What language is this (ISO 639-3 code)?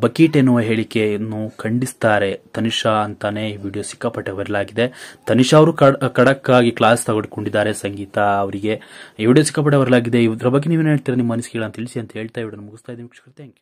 kan